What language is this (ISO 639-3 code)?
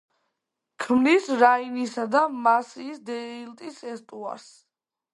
kat